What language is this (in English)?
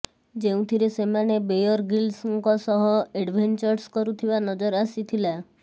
Odia